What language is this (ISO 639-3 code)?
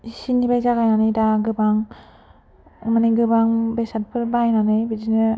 brx